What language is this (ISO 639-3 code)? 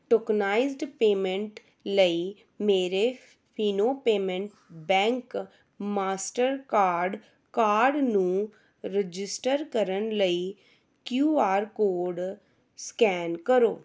pan